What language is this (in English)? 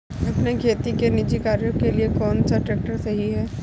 Hindi